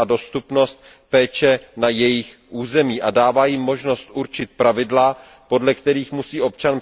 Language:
Czech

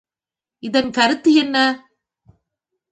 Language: Tamil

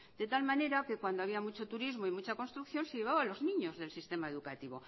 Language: Spanish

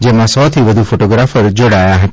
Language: Gujarati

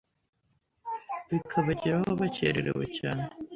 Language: Kinyarwanda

